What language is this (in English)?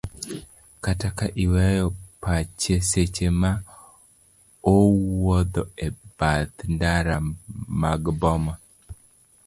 Luo (Kenya and Tanzania)